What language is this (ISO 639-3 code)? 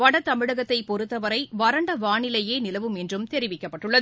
tam